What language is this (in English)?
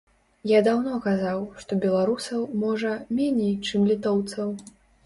Belarusian